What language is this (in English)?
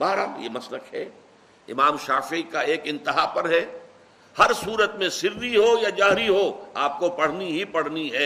Urdu